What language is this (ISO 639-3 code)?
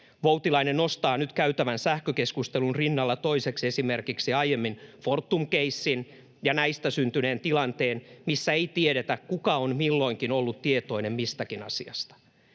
fin